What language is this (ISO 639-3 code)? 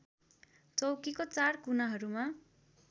nep